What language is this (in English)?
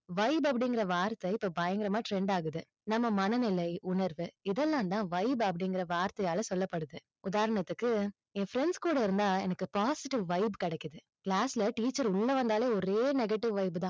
Tamil